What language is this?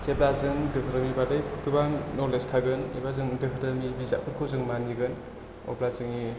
Bodo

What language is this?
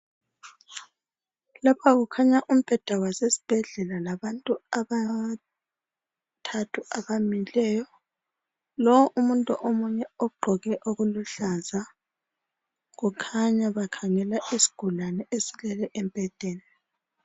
North Ndebele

